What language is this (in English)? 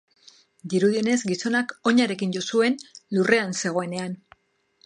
Basque